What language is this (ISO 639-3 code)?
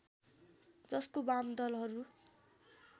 nep